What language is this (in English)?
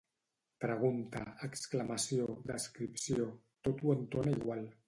Catalan